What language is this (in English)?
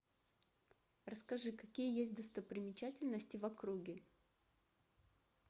Russian